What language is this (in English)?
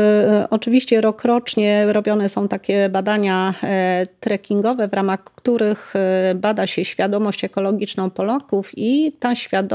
Polish